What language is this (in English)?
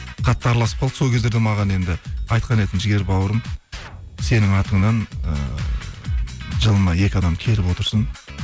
Kazakh